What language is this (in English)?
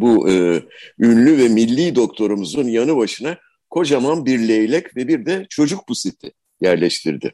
Turkish